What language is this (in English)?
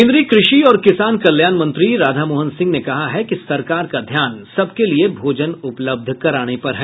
Hindi